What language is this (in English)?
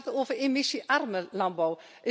Dutch